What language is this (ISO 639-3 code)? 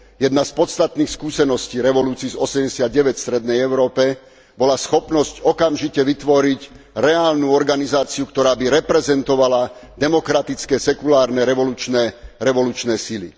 slk